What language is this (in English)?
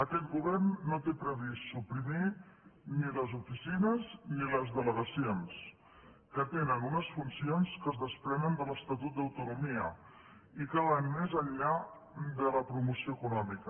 Catalan